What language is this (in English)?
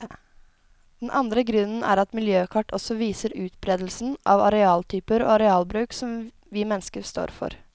Norwegian